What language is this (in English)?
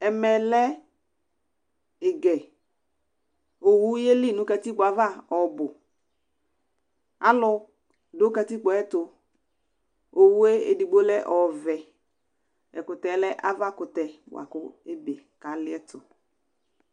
Ikposo